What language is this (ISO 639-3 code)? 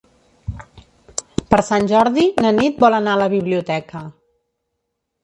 cat